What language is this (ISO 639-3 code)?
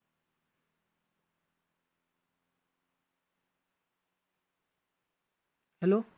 mar